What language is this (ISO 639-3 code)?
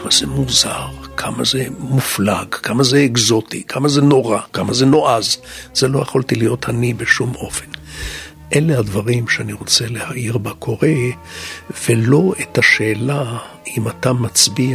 heb